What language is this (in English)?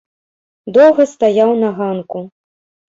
Belarusian